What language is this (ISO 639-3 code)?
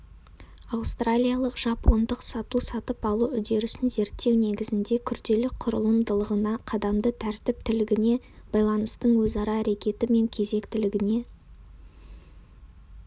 kaz